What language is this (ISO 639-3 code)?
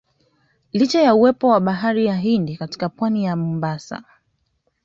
swa